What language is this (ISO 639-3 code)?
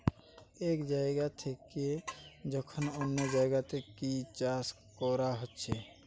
ben